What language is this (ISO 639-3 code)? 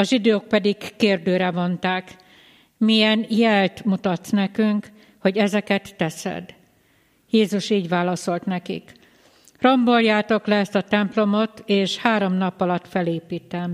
hun